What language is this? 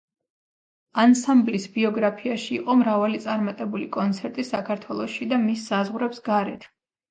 Georgian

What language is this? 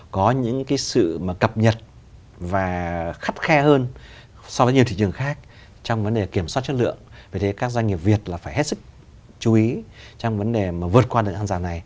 Vietnamese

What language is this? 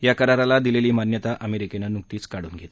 Marathi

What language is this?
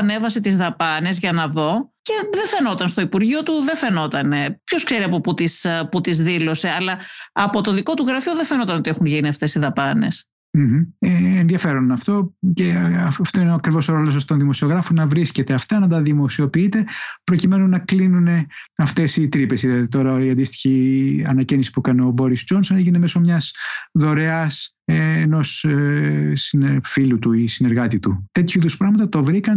Greek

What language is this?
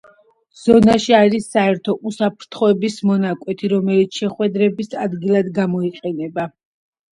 Georgian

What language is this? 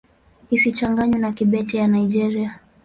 Swahili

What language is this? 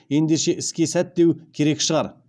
Kazakh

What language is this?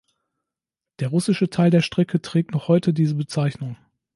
German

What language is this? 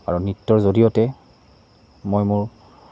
Assamese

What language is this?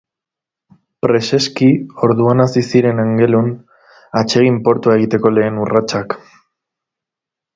Basque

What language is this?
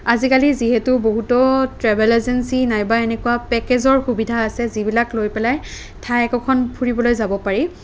Assamese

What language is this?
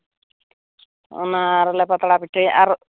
Santali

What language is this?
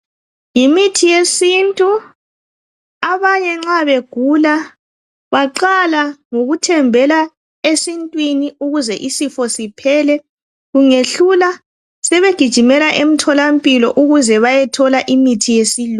North Ndebele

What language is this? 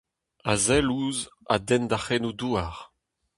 Breton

